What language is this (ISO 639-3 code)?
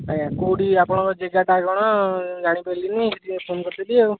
ori